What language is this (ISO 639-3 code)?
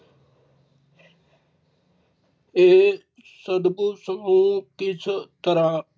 pan